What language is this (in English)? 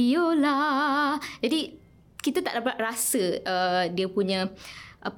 Malay